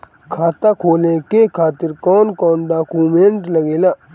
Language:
Bhojpuri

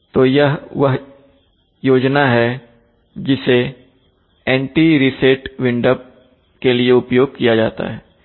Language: Hindi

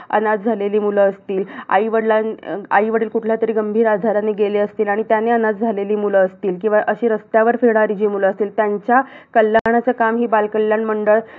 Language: Marathi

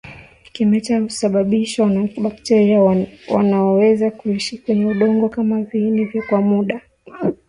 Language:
Swahili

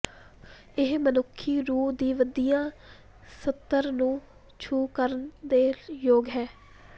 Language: Punjabi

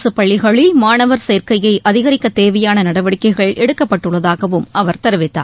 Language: Tamil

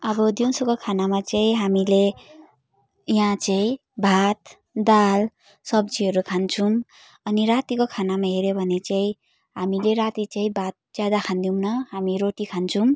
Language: Nepali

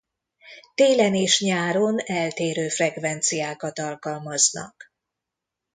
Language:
Hungarian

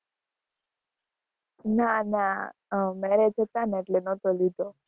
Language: Gujarati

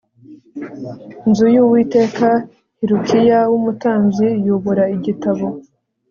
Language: Kinyarwanda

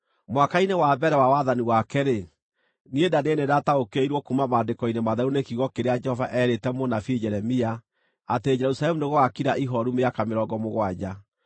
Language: Kikuyu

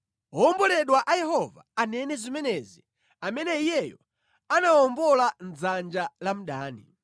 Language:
Nyanja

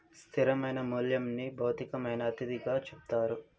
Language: Telugu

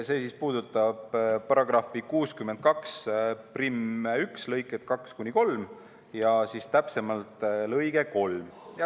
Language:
Estonian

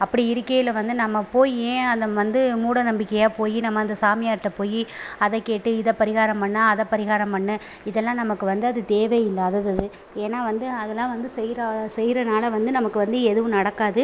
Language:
Tamil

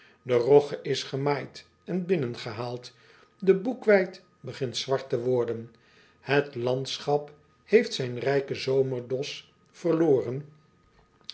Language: Dutch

